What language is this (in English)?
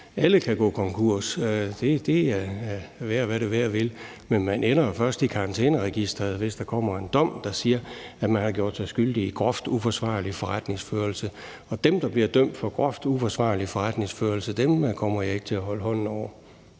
Danish